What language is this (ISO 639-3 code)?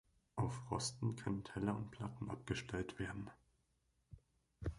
deu